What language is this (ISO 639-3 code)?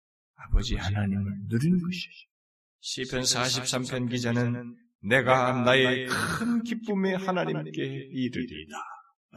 kor